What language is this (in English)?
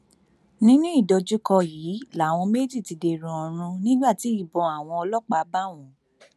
Yoruba